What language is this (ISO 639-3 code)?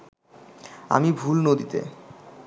ben